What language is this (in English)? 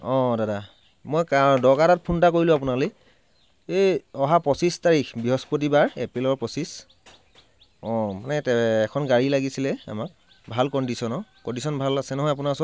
Assamese